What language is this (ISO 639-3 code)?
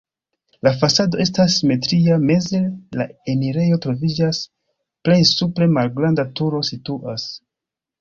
epo